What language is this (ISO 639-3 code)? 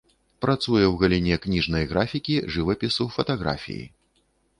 bel